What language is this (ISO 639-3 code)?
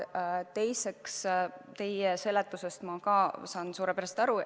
est